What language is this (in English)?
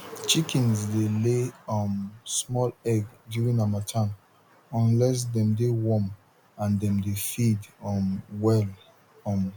Nigerian Pidgin